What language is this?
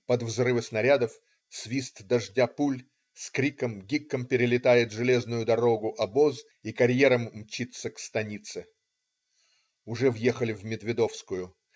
Russian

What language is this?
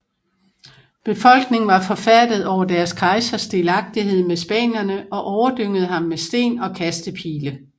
Danish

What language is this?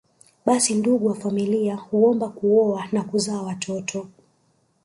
Swahili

